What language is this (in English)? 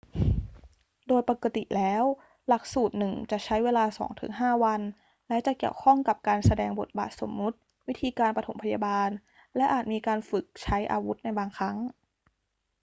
Thai